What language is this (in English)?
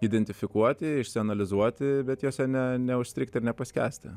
Lithuanian